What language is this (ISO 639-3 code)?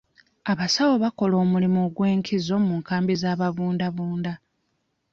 lug